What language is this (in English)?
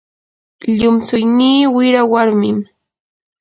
Yanahuanca Pasco Quechua